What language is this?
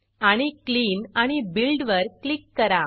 Marathi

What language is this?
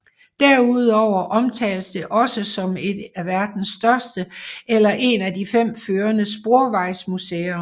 Danish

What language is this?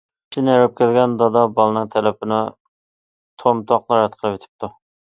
Uyghur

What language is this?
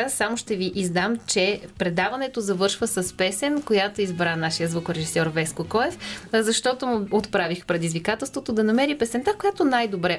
Bulgarian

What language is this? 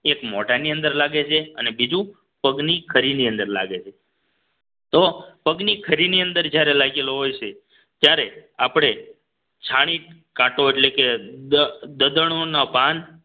Gujarati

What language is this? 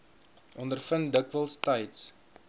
Afrikaans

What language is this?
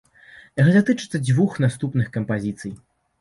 Belarusian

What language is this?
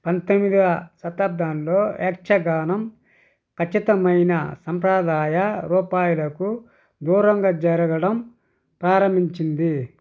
Telugu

